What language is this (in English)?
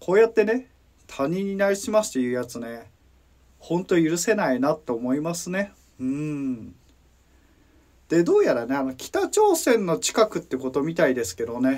Japanese